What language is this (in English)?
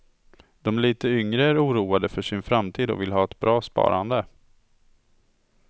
Swedish